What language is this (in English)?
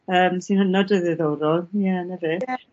Welsh